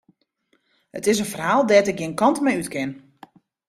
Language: Western Frisian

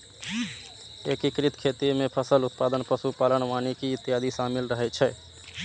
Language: Maithili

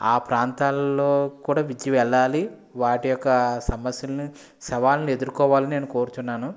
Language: Telugu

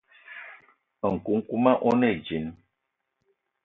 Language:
Eton (Cameroon)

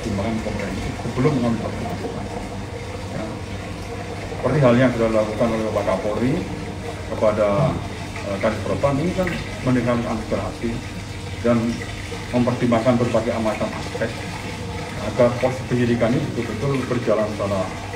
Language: Indonesian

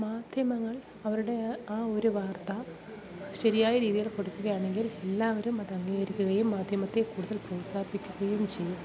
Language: Malayalam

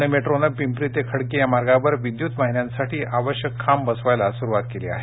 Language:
Marathi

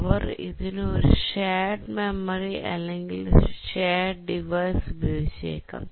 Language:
Malayalam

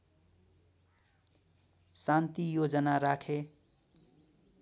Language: Nepali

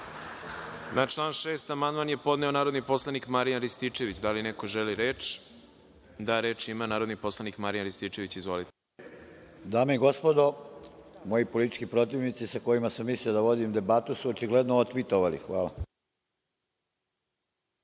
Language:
Serbian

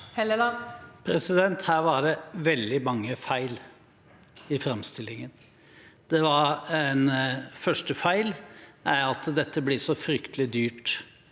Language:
Norwegian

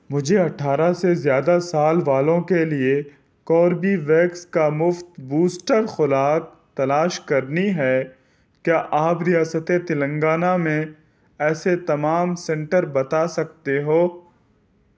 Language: Urdu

